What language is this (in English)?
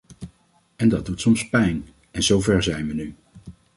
Dutch